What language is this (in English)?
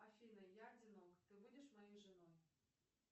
Russian